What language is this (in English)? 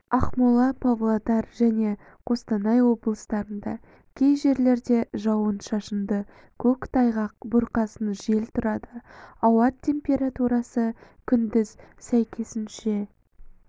Kazakh